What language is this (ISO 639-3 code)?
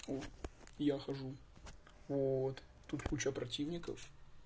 rus